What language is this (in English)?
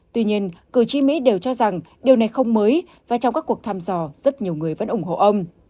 Vietnamese